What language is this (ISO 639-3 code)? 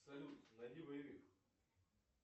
rus